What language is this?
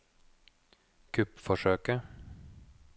Norwegian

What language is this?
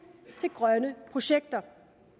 Danish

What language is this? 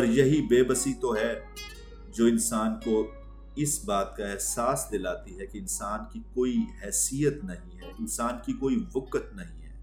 Urdu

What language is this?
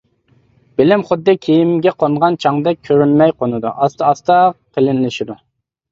Uyghur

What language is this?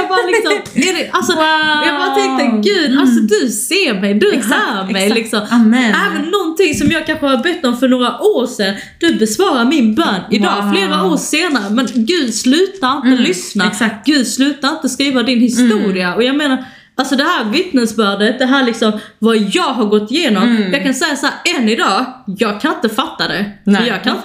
Swedish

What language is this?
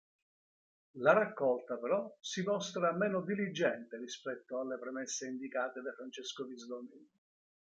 Italian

